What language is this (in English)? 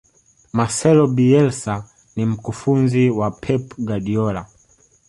Swahili